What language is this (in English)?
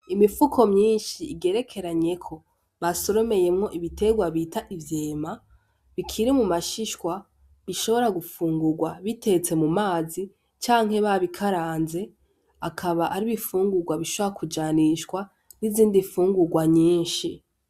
Rundi